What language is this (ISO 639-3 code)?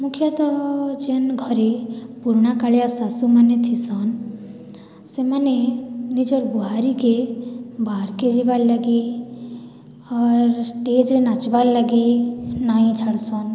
ori